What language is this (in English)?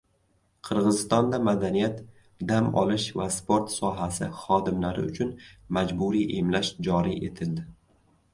Uzbek